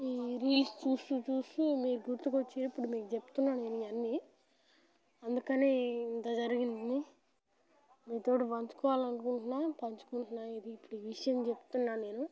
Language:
Telugu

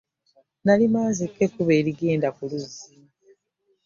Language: Ganda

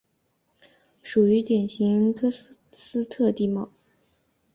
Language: Chinese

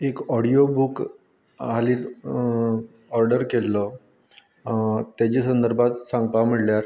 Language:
Konkani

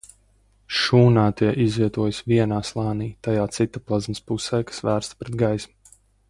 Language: Latvian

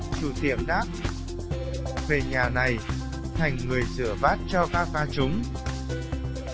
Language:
Vietnamese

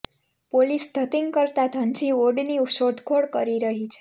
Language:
Gujarati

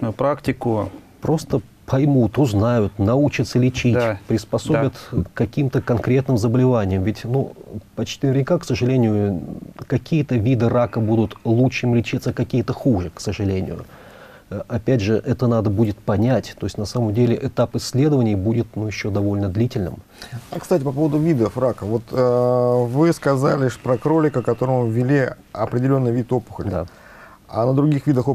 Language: Russian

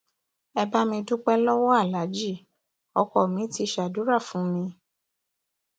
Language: Yoruba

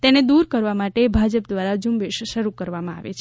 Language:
Gujarati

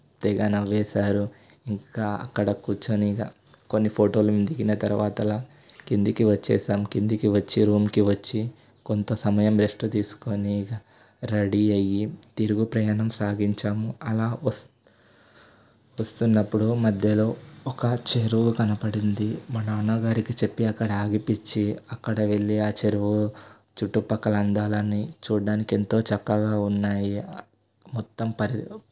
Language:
Telugu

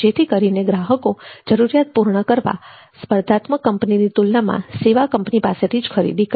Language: Gujarati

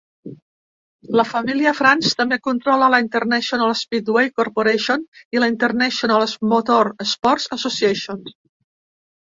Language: Catalan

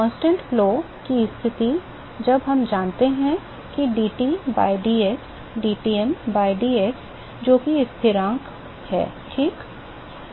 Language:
Hindi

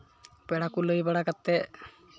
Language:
Santali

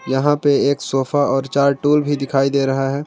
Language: Hindi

